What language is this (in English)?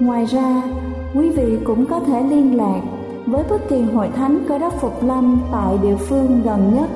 Vietnamese